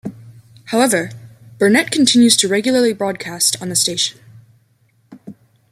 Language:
English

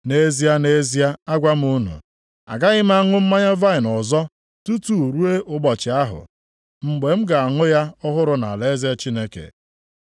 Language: Igbo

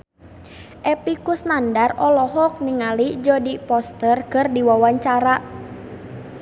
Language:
Sundanese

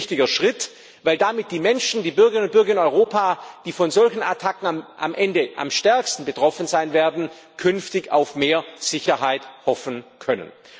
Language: German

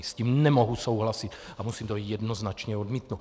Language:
Czech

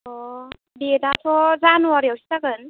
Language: Bodo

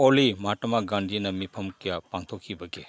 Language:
Manipuri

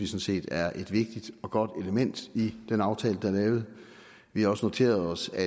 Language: Danish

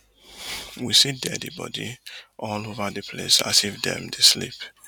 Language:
Nigerian Pidgin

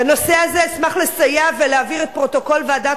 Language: Hebrew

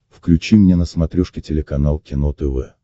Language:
Russian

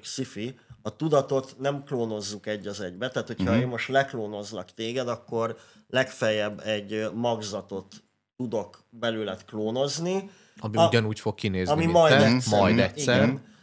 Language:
Hungarian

